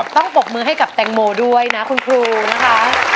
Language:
Thai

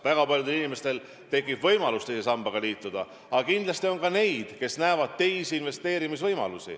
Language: Estonian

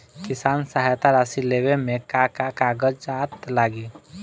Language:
Bhojpuri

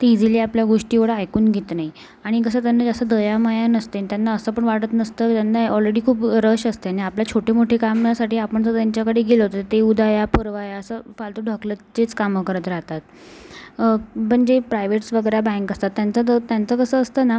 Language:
Marathi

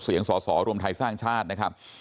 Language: Thai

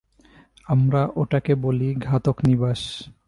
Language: Bangla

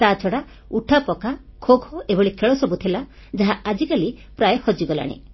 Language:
Odia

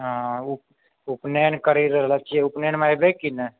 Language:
Maithili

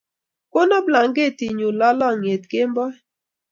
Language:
Kalenjin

